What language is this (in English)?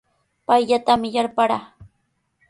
Sihuas Ancash Quechua